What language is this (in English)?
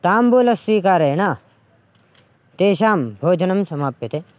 Sanskrit